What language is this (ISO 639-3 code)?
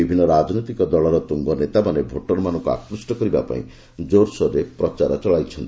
ori